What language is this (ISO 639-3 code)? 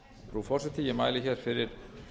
isl